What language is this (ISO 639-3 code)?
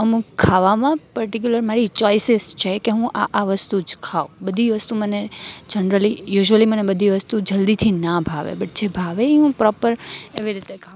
guj